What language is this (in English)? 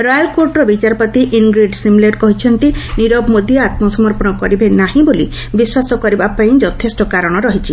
Odia